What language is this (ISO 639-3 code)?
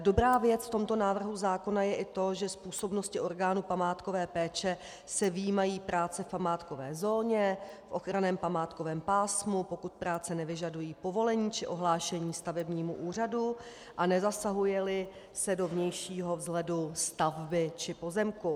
ces